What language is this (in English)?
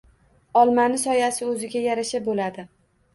Uzbek